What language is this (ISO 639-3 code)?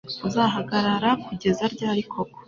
kin